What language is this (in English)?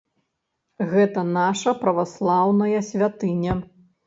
Belarusian